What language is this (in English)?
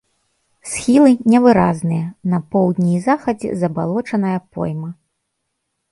Belarusian